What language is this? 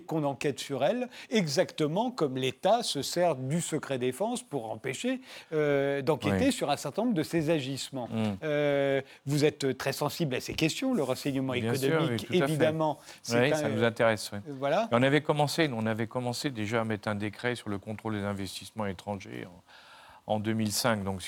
French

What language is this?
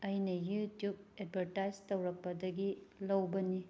Manipuri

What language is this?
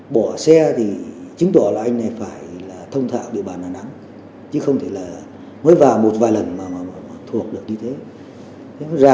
Vietnamese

